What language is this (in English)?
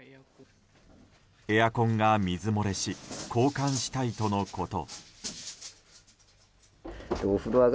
Japanese